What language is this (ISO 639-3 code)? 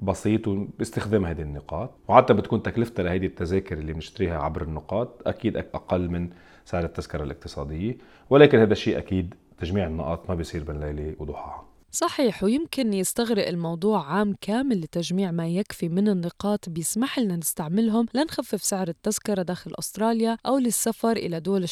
ara